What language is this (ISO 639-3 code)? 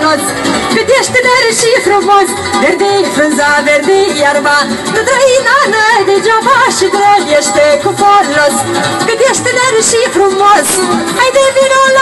ron